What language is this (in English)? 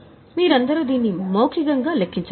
Telugu